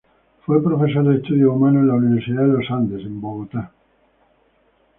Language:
Spanish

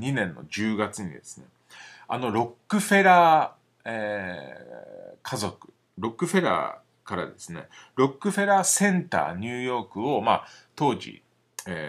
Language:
Japanese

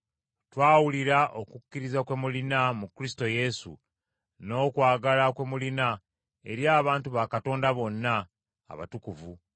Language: Ganda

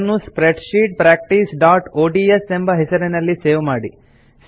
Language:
Kannada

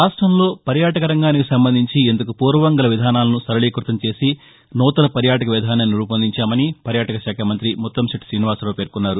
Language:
Telugu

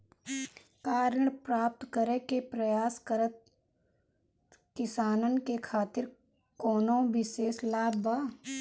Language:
Bhojpuri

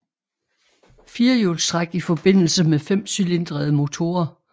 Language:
Danish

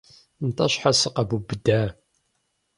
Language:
Kabardian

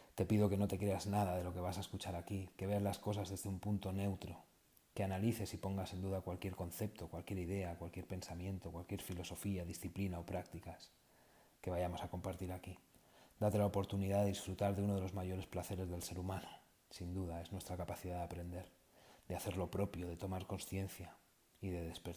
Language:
Spanish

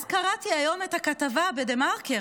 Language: Hebrew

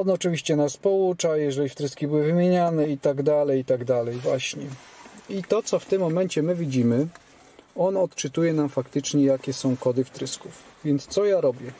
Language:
Polish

